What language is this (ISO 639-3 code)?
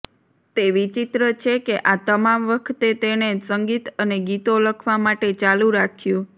guj